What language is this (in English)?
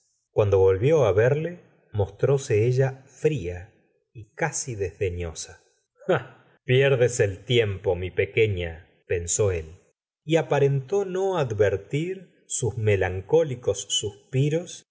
Spanish